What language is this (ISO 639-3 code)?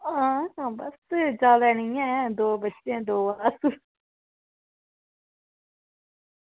doi